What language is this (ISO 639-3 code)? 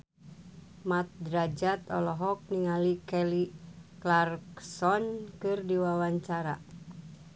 sun